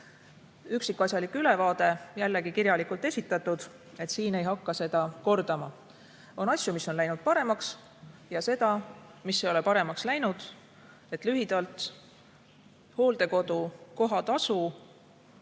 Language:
Estonian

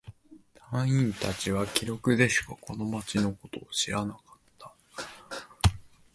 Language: Japanese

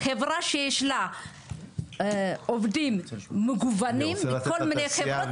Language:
Hebrew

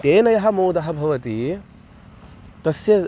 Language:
Sanskrit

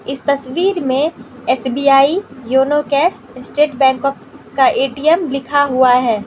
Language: Hindi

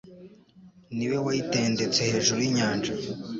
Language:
Kinyarwanda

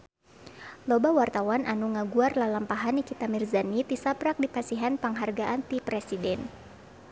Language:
Sundanese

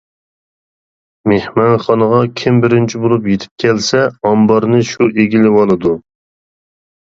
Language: Uyghur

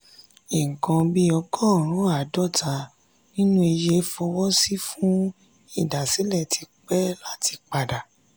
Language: Yoruba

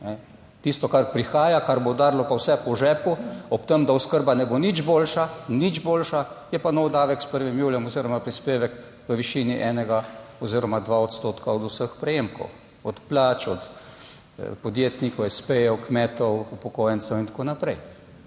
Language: Slovenian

